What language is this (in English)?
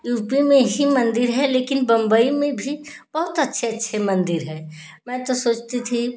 Hindi